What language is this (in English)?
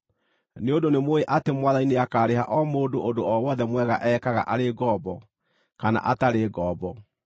Kikuyu